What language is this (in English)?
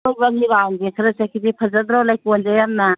Manipuri